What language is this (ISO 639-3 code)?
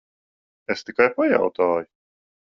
lav